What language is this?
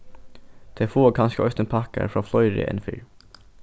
Faroese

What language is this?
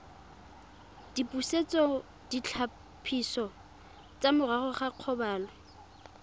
Tswana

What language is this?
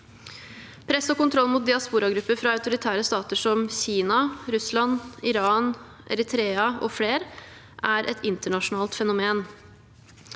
Norwegian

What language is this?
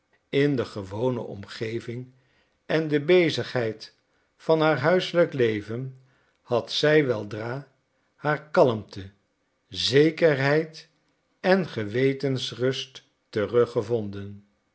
Dutch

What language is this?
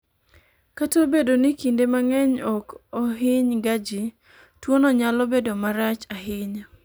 Luo (Kenya and Tanzania)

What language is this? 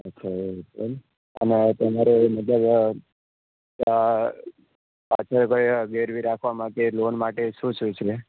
Gujarati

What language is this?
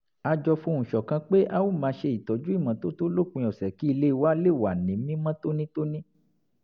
Yoruba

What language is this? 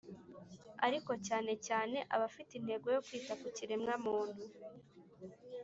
Kinyarwanda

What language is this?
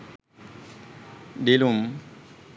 Sinhala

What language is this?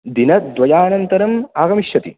Sanskrit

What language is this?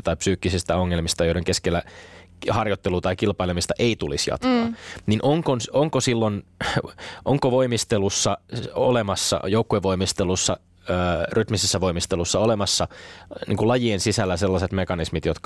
Finnish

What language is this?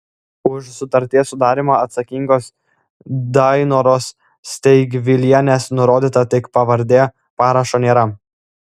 Lithuanian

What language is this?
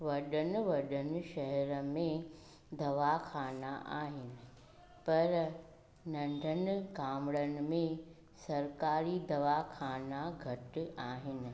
Sindhi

